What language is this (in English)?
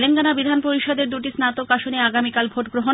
Bangla